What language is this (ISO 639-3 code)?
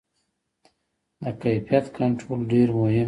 pus